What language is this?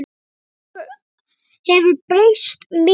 Icelandic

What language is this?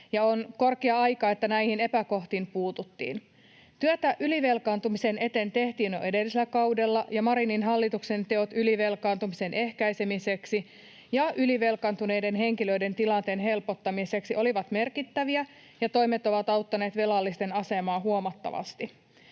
Finnish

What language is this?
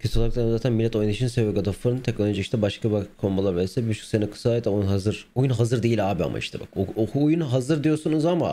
Turkish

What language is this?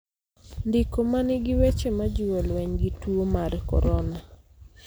Luo (Kenya and Tanzania)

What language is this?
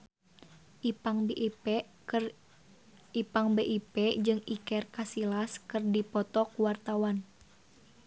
Sundanese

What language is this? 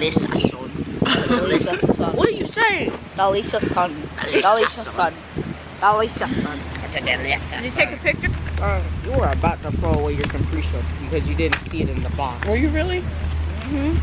English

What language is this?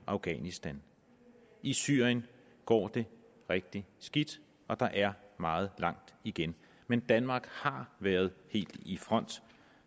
Danish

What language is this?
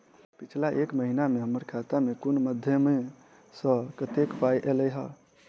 Maithili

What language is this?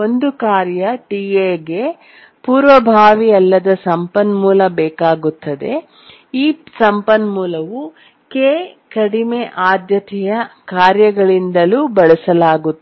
Kannada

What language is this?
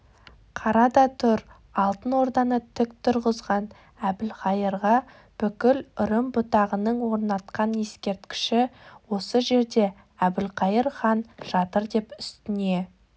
Kazakh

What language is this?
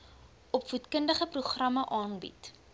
Afrikaans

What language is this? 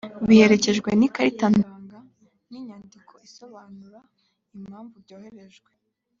Kinyarwanda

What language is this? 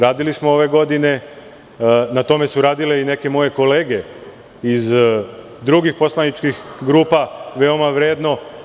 Serbian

